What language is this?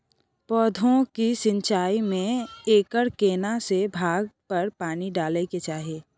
Maithili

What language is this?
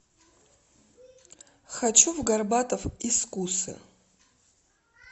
Russian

